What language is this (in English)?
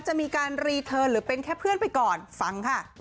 Thai